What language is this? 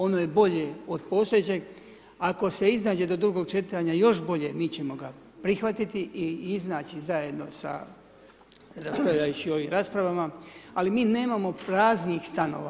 Croatian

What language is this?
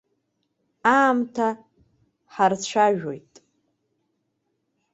Abkhazian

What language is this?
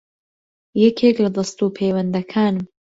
Central Kurdish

